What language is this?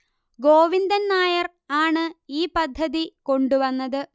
Malayalam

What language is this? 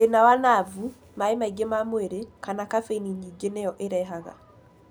Kikuyu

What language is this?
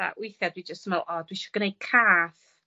Welsh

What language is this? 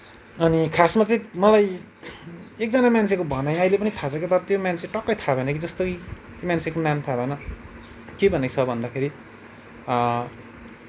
Nepali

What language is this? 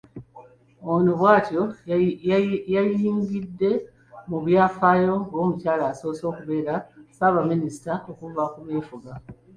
Ganda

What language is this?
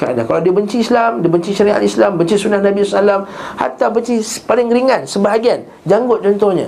Malay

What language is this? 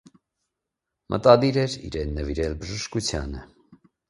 Armenian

